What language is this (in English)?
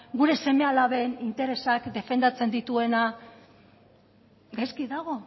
Basque